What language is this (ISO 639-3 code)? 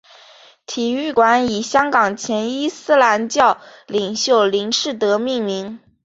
zho